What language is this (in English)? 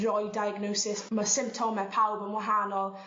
Welsh